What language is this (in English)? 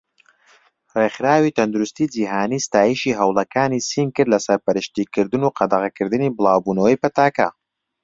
Central Kurdish